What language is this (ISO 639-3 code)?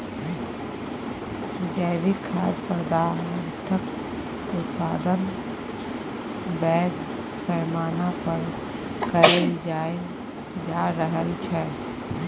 mai